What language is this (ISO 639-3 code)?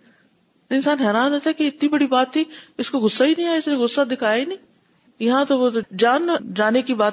urd